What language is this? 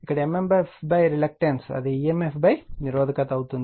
Telugu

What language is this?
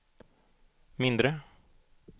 Swedish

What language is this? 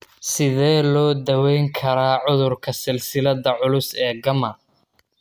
Somali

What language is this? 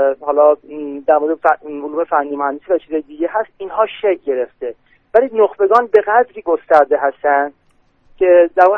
Persian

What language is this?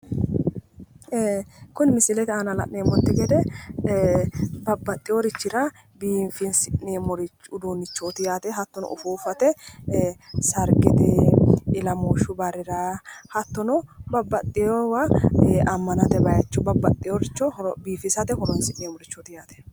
Sidamo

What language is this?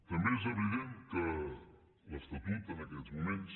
Catalan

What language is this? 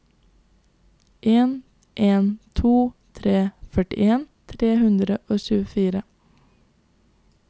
Norwegian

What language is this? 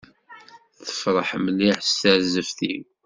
Kabyle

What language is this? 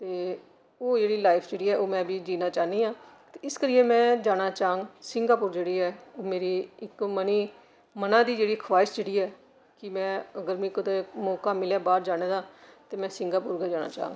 Dogri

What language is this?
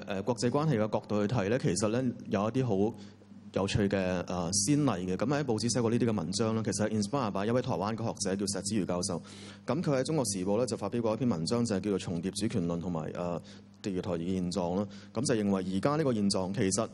Chinese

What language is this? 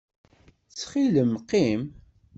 Kabyle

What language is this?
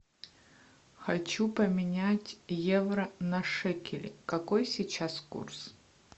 Russian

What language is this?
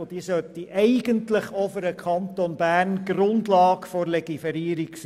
Swiss German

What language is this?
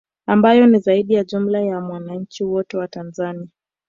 Swahili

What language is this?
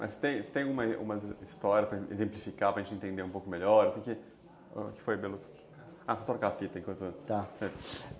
Portuguese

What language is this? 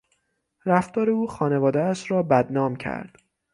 Persian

